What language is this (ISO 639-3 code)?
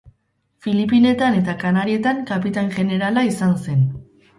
eus